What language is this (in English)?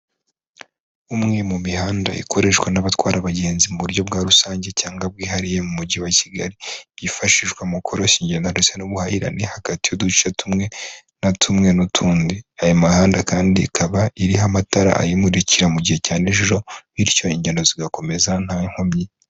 Kinyarwanda